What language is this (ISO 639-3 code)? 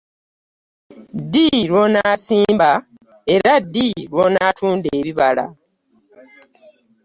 lug